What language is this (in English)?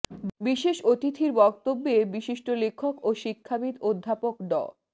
Bangla